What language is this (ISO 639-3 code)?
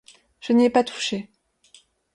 fra